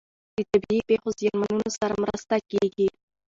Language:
Pashto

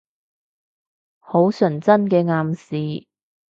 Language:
Cantonese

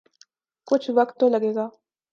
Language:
Urdu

